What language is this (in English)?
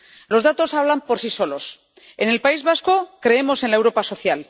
Spanish